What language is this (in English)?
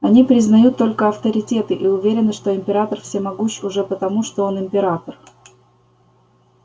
Russian